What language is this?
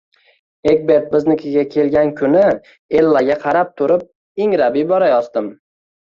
Uzbek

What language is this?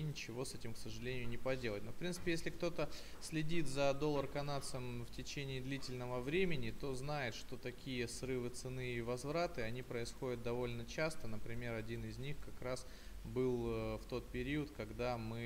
Russian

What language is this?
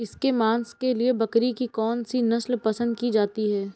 Hindi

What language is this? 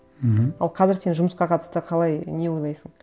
Kazakh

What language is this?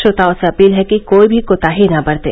Hindi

